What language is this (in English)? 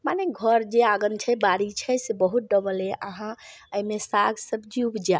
Maithili